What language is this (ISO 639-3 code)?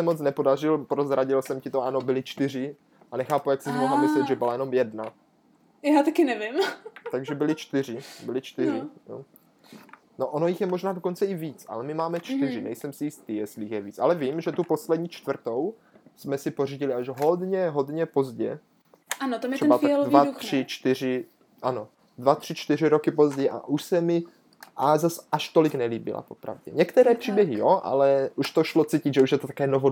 ces